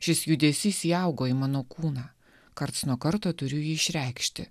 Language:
Lithuanian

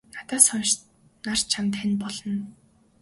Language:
Mongolian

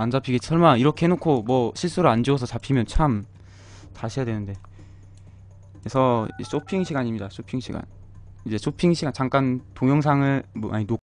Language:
Korean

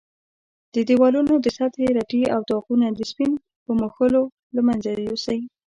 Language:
Pashto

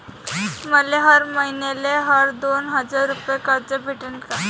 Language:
Marathi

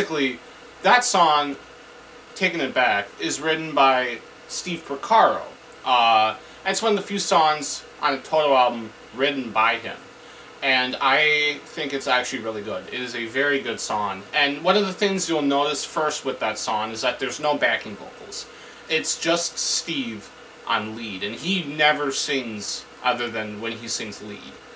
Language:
English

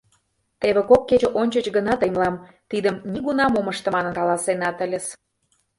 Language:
Mari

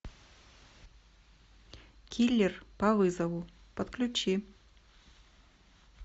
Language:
Russian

